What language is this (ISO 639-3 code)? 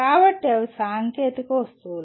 tel